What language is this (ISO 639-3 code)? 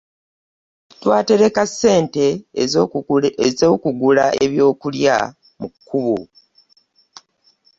lug